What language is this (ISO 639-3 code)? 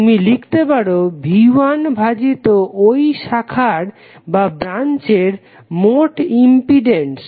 ben